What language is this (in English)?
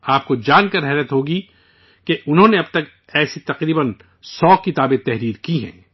Urdu